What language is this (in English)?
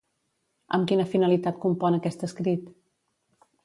Catalan